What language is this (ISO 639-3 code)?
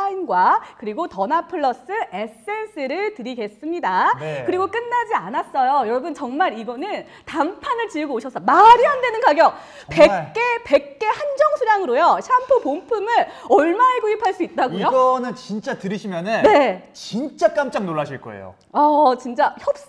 kor